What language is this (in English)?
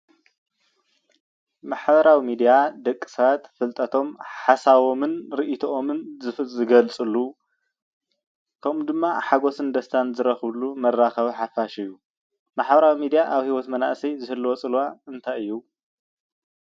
Tigrinya